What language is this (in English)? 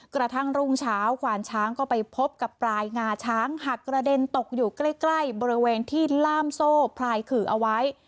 Thai